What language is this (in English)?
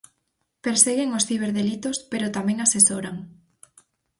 Galician